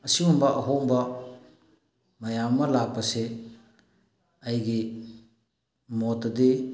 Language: Manipuri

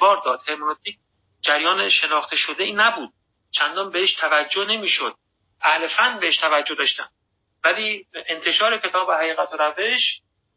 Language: Persian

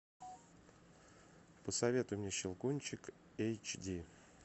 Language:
Russian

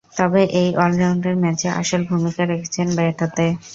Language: Bangla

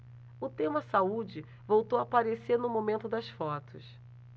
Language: Portuguese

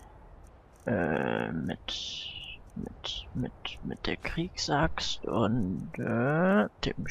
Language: German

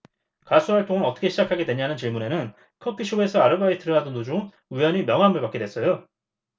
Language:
Korean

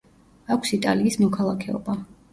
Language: Georgian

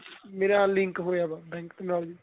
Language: Punjabi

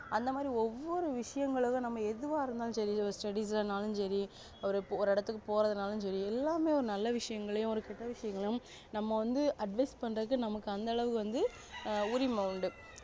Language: Tamil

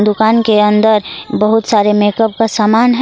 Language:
Hindi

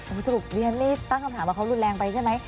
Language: Thai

